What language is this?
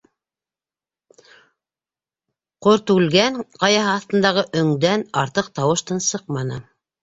Bashkir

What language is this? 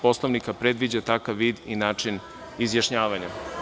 Serbian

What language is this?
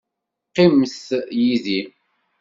Kabyle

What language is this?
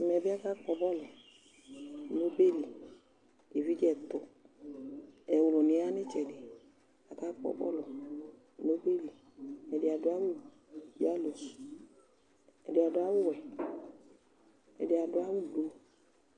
Ikposo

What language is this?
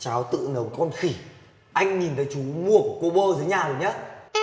Vietnamese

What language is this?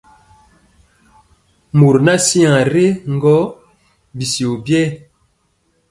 Mpiemo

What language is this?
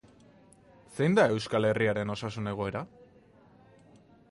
Basque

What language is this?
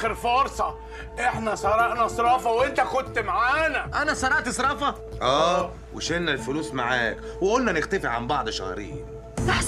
Arabic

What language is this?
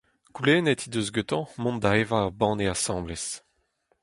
Breton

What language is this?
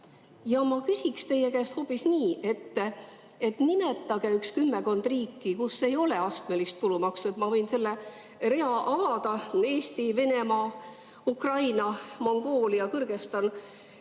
Estonian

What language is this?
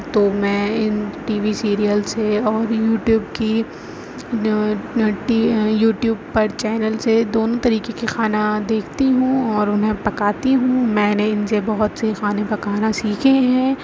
Urdu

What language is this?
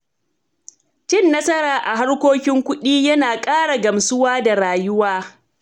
Hausa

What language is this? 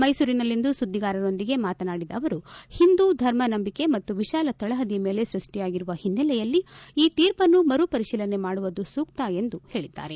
Kannada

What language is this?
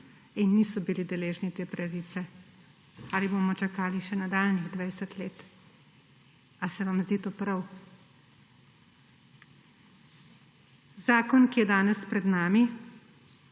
Slovenian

